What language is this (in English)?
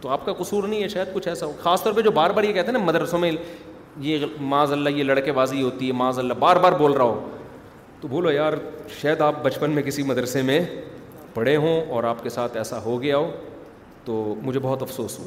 Urdu